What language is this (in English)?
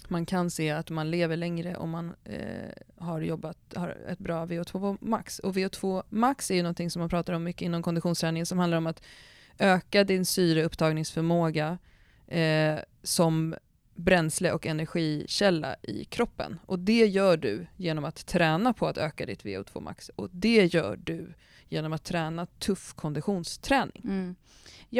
Swedish